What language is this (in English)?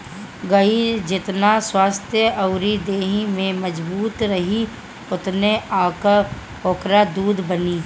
Bhojpuri